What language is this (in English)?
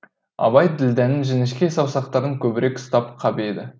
Kazakh